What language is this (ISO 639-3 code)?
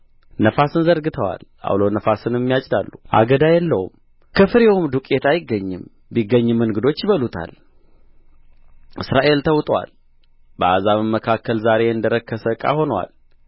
amh